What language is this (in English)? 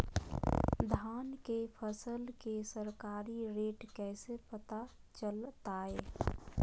Magahi